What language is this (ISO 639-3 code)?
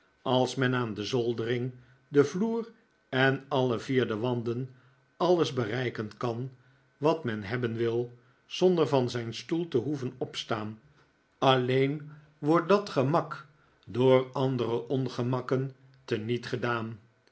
nld